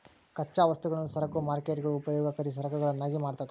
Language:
Kannada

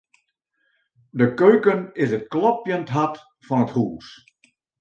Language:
Western Frisian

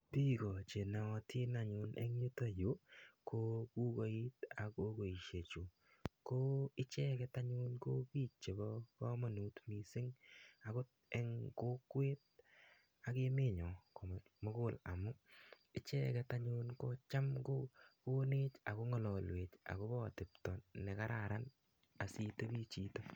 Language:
Kalenjin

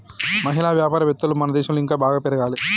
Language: Telugu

